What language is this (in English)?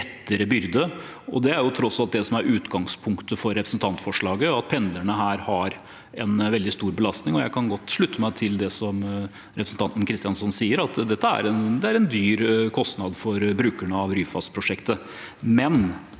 Norwegian